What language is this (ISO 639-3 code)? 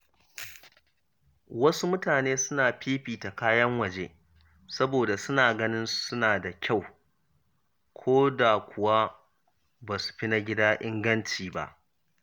hau